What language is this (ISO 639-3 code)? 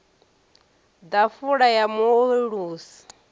ven